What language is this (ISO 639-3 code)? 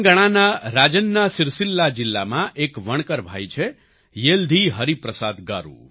guj